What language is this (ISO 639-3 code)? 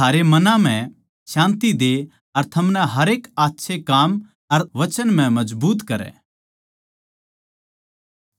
bgc